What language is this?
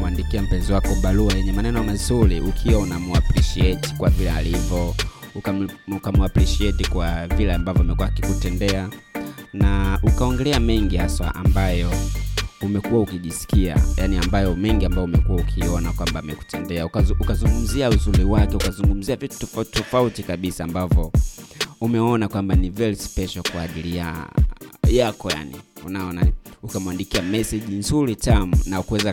Swahili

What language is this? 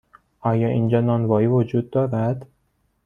Persian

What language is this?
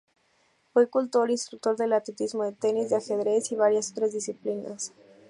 Spanish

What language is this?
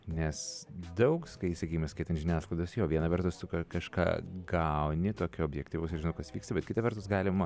Lithuanian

